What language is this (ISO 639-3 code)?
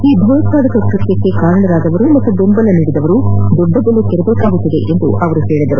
kan